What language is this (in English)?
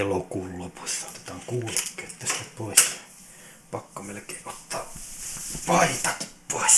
Finnish